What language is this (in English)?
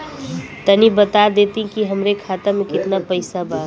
Bhojpuri